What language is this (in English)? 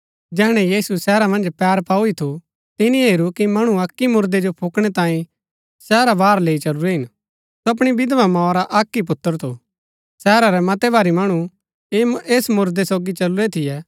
Gaddi